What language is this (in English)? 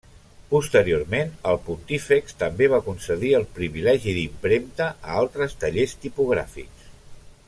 Catalan